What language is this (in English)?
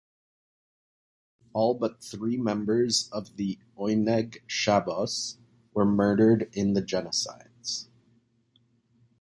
English